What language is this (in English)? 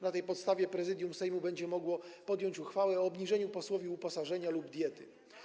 Polish